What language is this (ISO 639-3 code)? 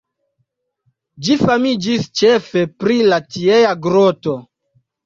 epo